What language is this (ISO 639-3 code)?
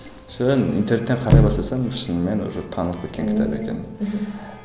kaz